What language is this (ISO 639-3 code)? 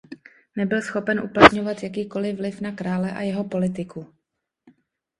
ces